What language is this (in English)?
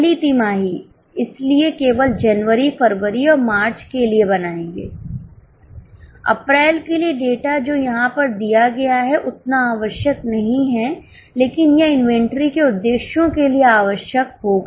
Hindi